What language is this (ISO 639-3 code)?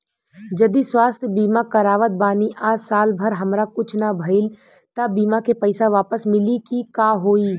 bho